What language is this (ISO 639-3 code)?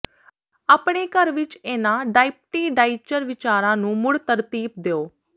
pan